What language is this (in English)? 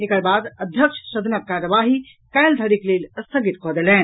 Maithili